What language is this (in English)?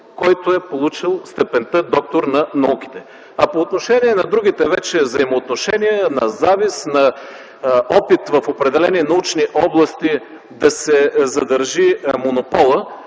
Bulgarian